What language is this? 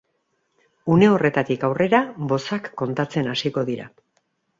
Basque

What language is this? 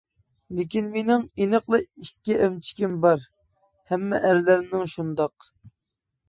Uyghur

